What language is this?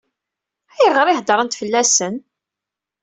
Kabyle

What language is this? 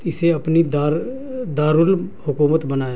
Urdu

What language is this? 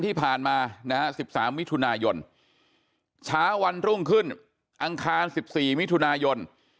Thai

